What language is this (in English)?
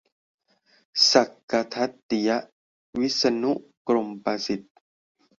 Thai